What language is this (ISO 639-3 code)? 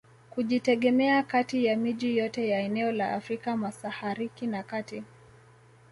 swa